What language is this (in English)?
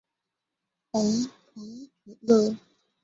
Chinese